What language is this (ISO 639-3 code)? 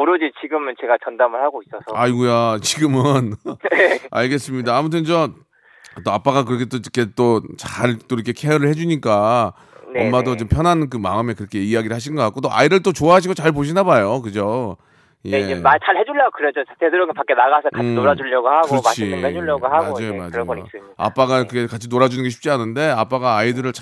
kor